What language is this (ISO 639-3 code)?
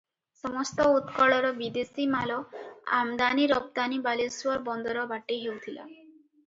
ori